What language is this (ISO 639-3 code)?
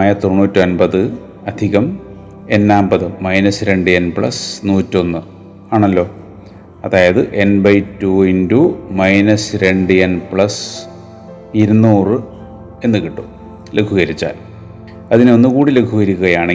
mal